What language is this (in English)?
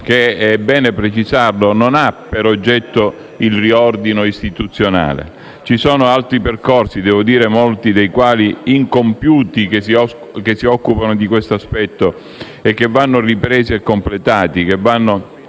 Italian